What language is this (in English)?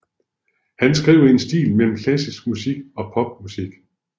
Danish